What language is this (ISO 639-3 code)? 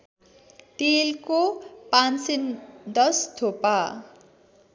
nep